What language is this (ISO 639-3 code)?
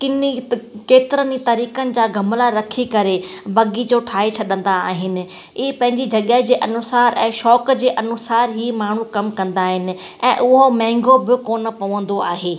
snd